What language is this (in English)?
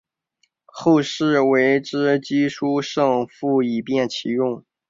Chinese